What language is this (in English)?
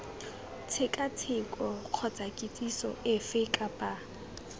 Tswana